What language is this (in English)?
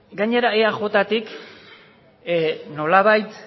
Basque